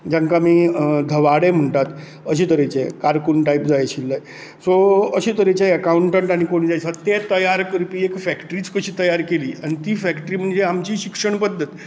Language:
Konkani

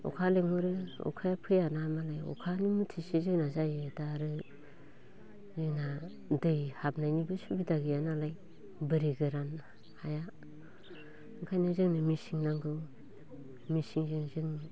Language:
Bodo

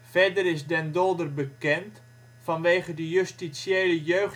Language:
Dutch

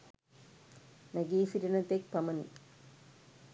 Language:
Sinhala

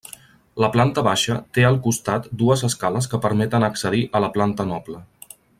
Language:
Catalan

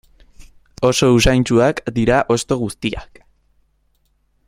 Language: Basque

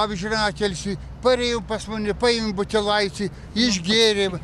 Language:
Lithuanian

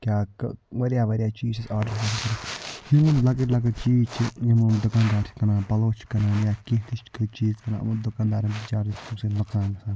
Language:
Kashmiri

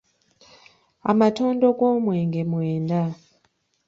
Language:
Ganda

